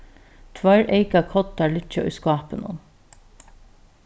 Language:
Faroese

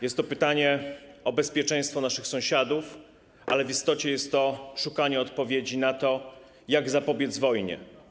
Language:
Polish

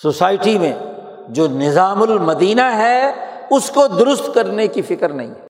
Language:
Urdu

